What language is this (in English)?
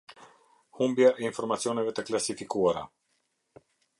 Albanian